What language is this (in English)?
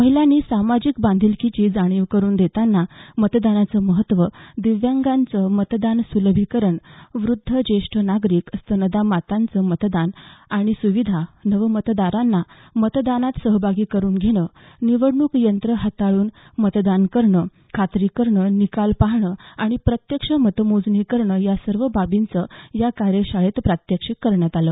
Marathi